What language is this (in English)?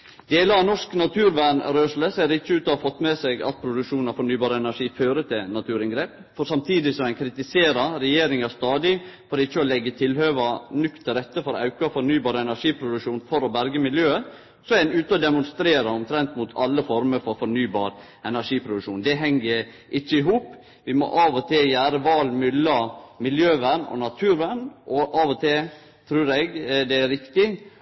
Norwegian Nynorsk